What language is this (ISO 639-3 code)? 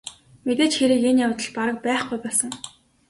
mon